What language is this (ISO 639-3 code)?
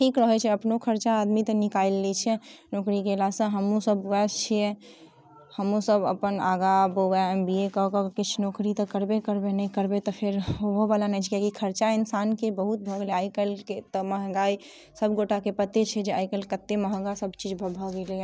mai